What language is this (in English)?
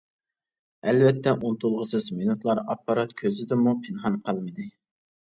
Uyghur